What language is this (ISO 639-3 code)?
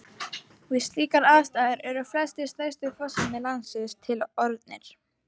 isl